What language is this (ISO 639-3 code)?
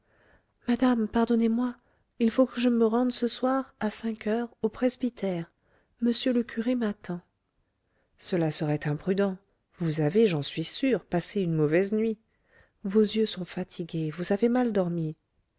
fra